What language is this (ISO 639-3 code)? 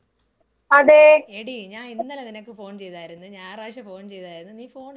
mal